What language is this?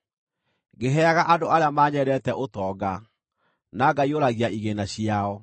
Kikuyu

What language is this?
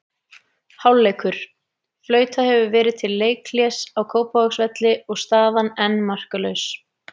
Icelandic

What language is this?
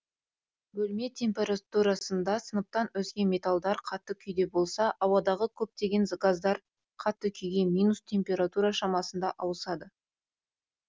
Kazakh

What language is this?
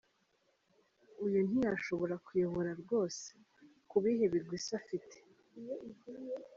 Kinyarwanda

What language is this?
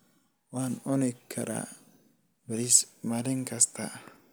Somali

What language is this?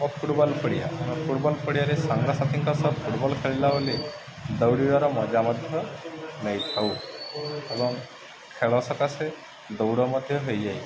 Odia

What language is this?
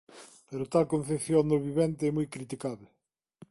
Galician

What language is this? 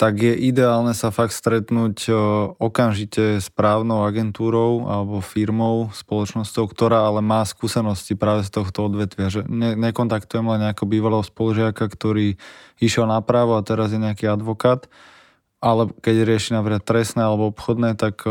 Slovak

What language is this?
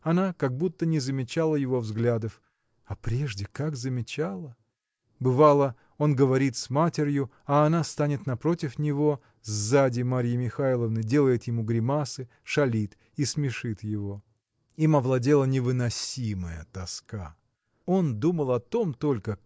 Russian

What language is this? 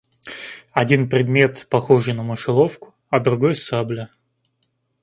Russian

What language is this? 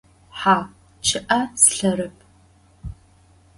Adyghe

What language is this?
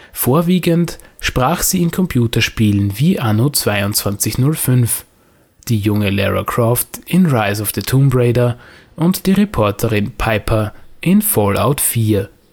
German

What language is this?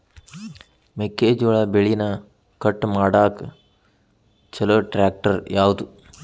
Kannada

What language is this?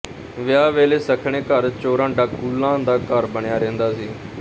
Punjabi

